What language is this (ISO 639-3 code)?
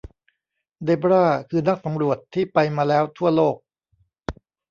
tha